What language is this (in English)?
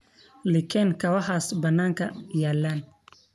Somali